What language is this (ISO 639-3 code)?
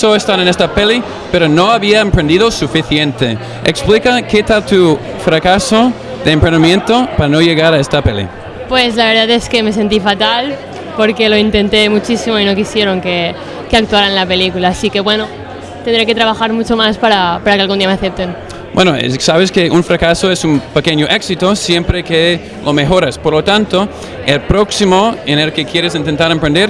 spa